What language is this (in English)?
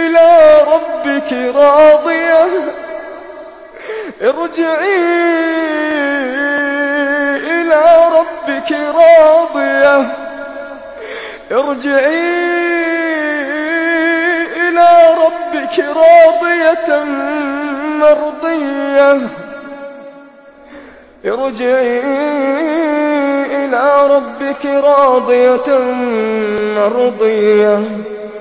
Arabic